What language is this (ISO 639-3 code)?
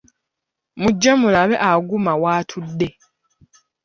lug